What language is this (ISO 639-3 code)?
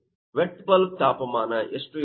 kan